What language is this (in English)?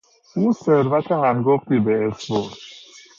Persian